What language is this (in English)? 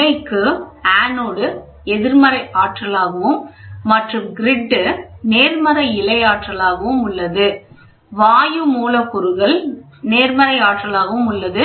Tamil